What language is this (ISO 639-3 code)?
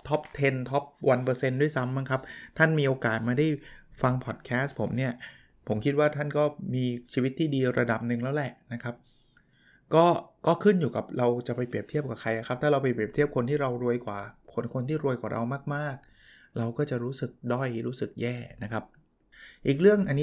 tha